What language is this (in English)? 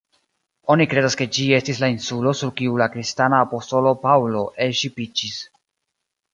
Esperanto